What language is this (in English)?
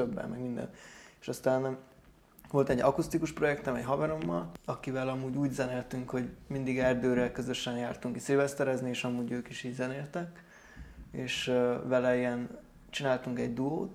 Hungarian